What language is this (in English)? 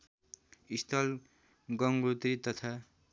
Nepali